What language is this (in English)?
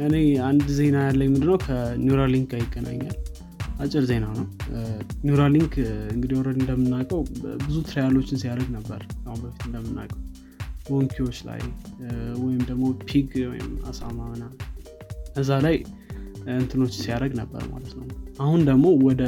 Amharic